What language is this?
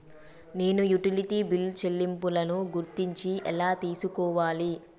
Telugu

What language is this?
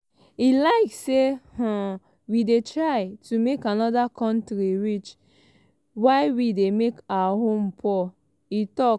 Nigerian Pidgin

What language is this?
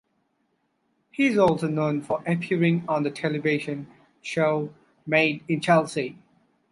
English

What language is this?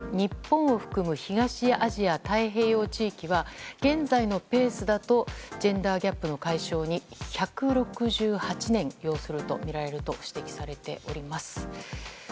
Japanese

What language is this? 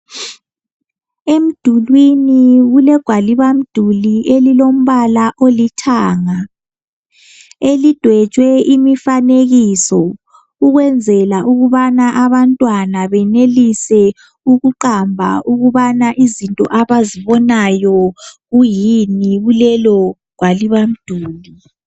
North Ndebele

